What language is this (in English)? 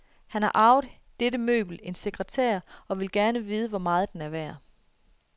Danish